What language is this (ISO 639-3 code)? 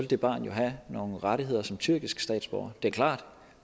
dan